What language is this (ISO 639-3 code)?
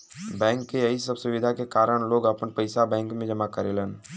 bho